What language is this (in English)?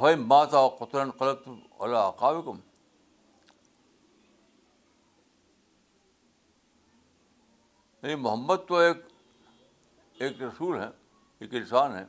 Urdu